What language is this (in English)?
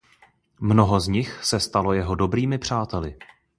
Czech